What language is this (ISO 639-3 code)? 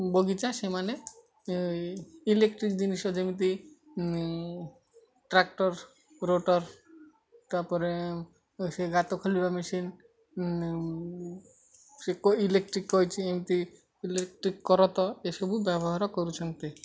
ori